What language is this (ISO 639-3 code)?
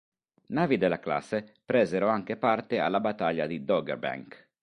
ita